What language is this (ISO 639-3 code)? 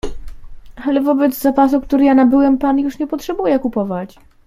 pol